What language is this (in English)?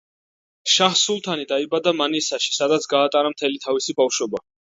Georgian